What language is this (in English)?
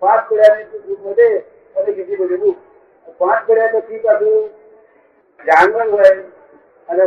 Gujarati